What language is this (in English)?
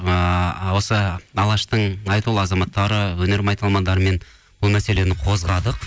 Kazakh